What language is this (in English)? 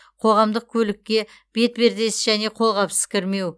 Kazakh